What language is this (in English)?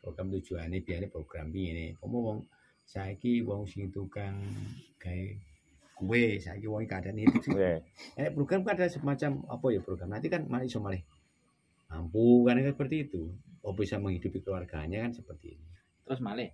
Indonesian